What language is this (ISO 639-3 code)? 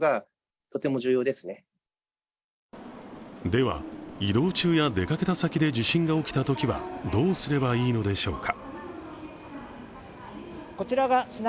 jpn